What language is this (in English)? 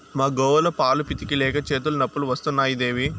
Telugu